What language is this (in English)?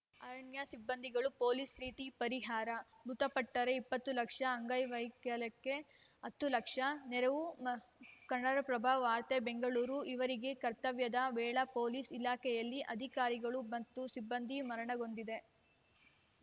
Kannada